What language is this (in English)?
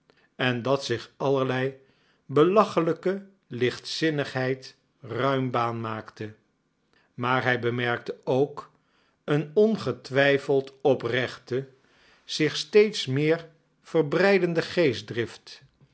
Dutch